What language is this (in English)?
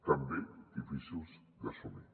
Catalan